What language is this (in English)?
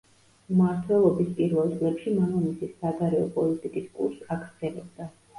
Georgian